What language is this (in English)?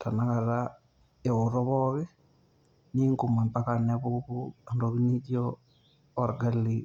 Masai